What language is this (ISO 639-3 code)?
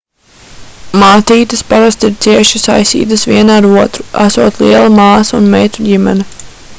lav